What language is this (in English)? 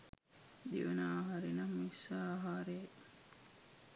Sinhala